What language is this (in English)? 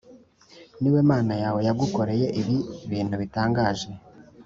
Kinyarwanda